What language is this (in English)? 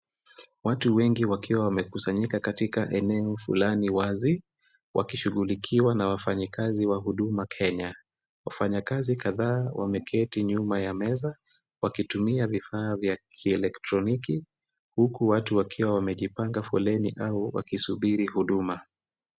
Swahili